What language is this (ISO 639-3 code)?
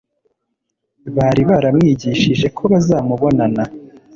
kin